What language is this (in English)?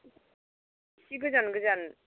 Bodo